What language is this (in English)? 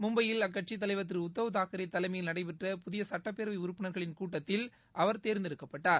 Tamil